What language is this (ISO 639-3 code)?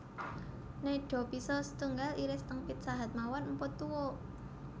jav